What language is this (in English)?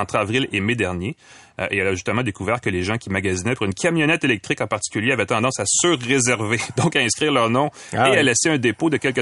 French